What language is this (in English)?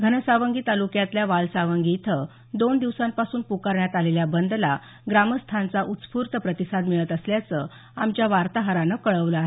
Marathi